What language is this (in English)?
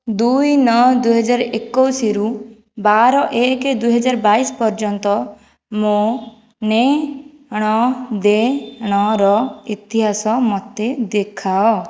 Odia